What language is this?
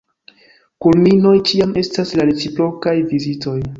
Esperanto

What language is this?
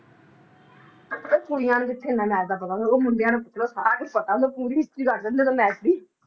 Punjabi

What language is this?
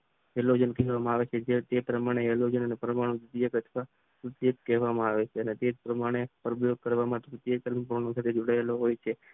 Gujarati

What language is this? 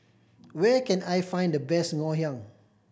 English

